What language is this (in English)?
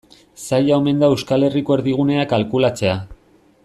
Basque